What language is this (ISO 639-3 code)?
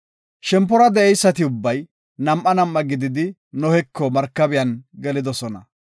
gof